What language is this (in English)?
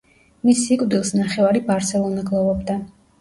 Georgian